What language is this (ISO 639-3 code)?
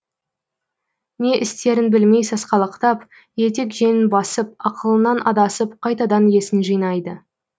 kaz